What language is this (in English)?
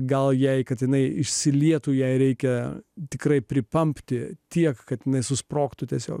Lithuanian